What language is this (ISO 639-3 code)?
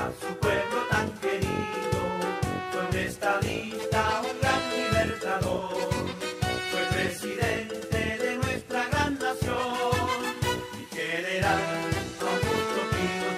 ita